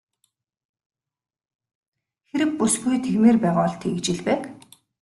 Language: Mongolian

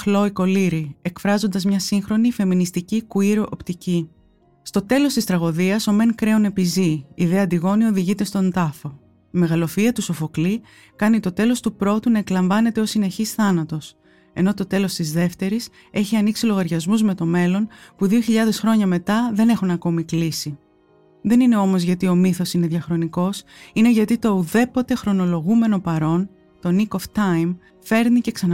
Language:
Greek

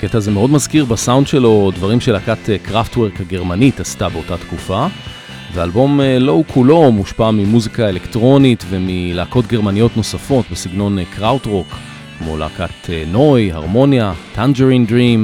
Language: Hebrew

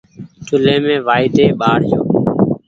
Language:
Goaria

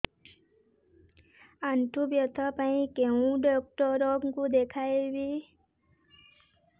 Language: Odia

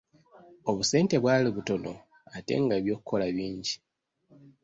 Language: Ganda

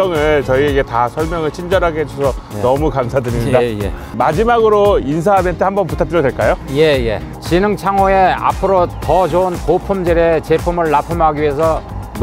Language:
Korean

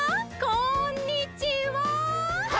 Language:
Japanese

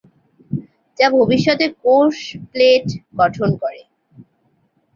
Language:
Bangla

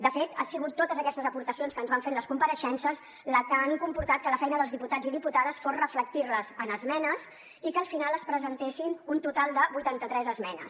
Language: Catalan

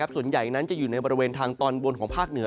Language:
Thai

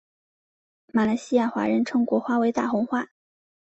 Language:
Chinese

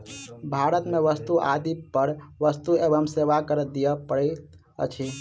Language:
Maithili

